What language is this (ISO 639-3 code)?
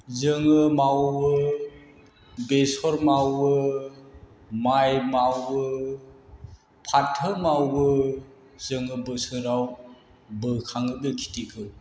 brx